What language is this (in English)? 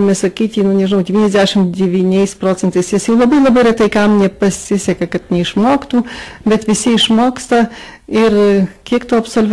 Lithuanian